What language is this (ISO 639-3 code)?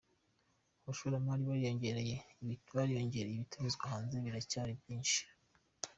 kin